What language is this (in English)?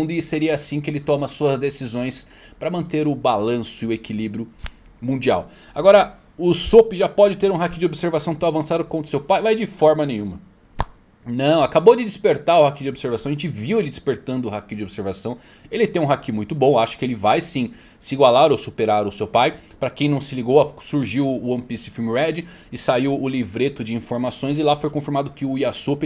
Portuguese